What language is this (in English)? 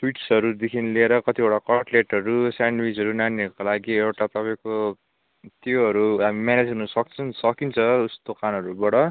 Nepali